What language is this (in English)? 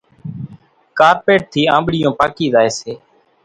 Kachi Koli